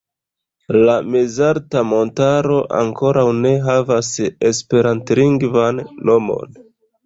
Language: Esperanto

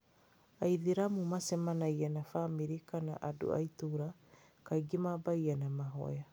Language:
Kikuyu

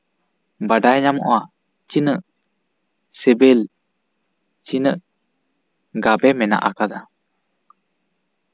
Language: Santali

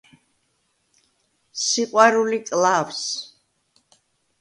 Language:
Georgian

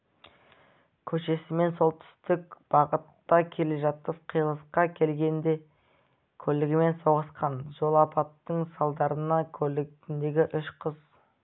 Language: Kazakh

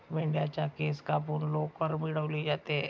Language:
Marathi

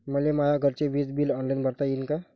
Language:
Marathi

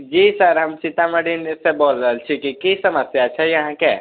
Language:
Maithili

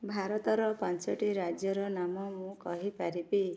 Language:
Odia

